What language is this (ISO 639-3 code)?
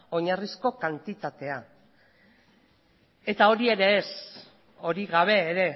eus